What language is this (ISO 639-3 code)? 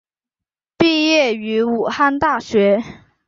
zho